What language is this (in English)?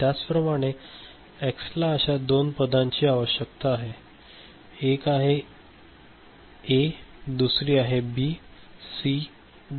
Marathi